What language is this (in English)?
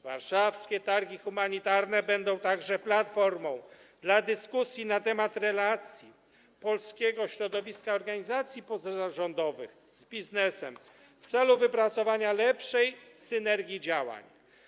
Polish